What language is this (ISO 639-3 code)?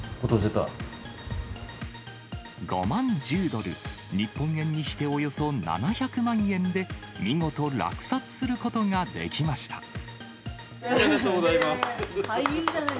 jpn